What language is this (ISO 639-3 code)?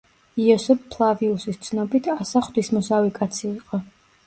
kat